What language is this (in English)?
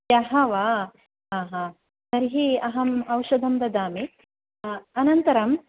Sanskrit